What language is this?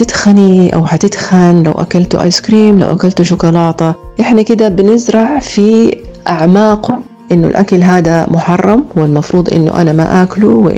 Arabic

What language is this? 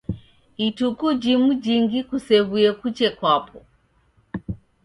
Taita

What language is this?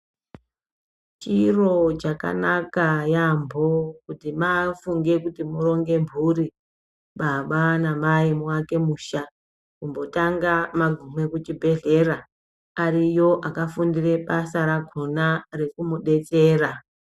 Ndau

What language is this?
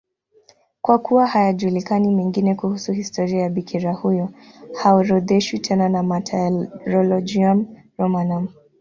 Swahili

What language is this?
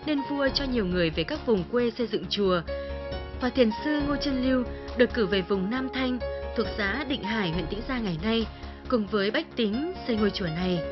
Vietnamese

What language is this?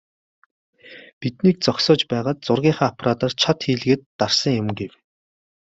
Mongolian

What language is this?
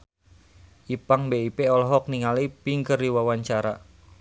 Sundanese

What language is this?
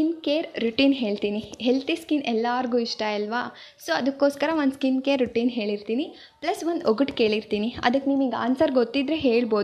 Kannada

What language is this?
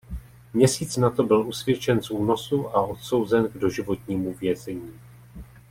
Czech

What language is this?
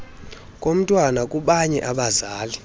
Xhosa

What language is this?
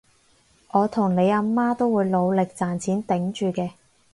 Cantonese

